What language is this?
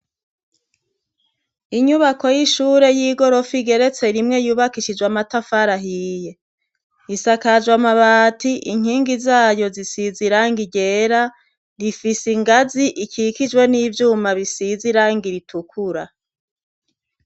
Rundi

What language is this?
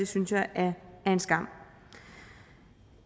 Danish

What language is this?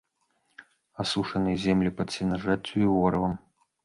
Belarusian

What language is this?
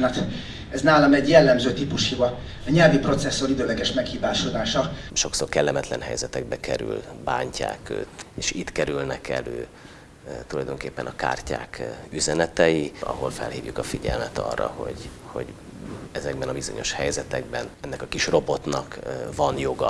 Hungarian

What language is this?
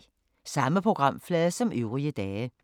Danish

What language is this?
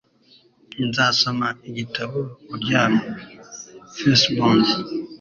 Kinyarwanda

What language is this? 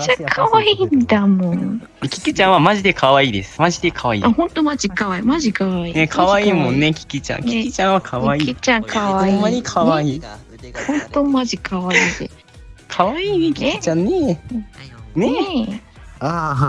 Japanese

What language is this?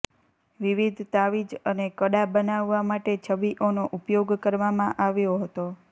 Gujarati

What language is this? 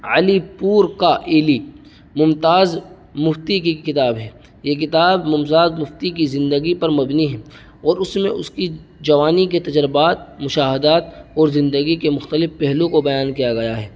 Urdu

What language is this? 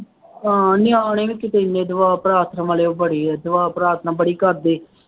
Punjabi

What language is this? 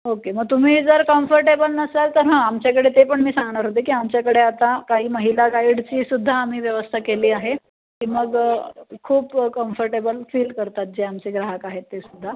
Marathi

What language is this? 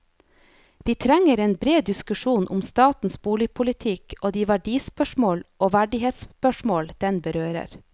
Norwegian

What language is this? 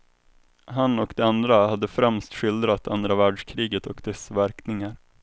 Swedish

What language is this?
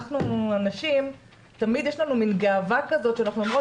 Hebrew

